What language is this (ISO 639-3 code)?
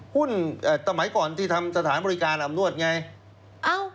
tha